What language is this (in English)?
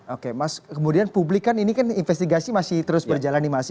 Indonesian